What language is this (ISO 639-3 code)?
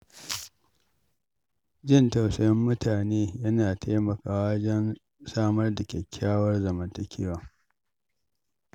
hau